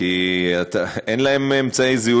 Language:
Hebrew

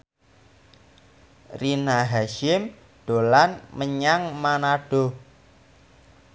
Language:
Javanese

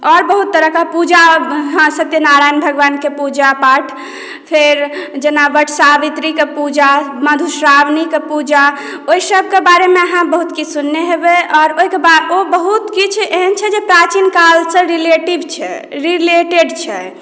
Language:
Maithili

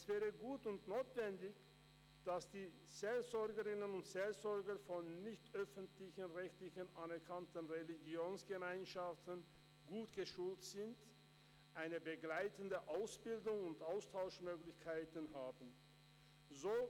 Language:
Swiss German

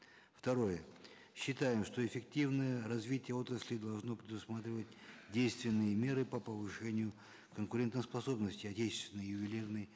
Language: Kazakh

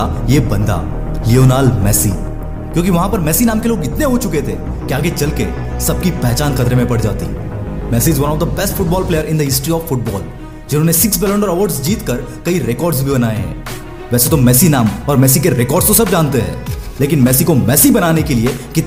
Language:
Hindi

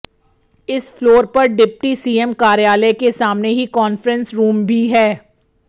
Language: Hindi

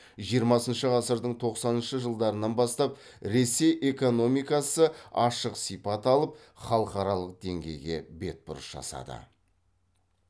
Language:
Kazakh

